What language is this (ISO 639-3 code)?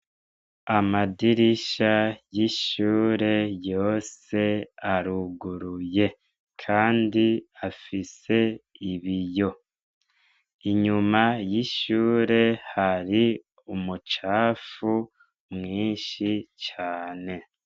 run